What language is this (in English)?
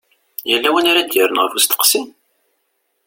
Kabyle